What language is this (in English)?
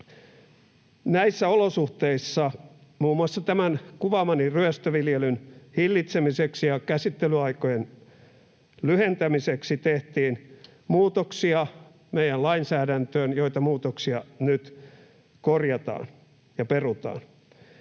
Finnish